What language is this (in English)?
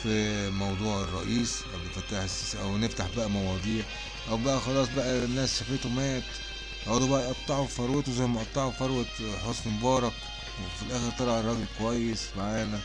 Arabic